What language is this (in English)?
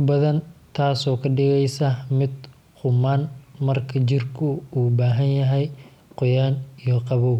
Somali